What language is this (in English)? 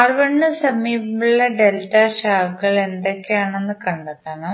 Malayalam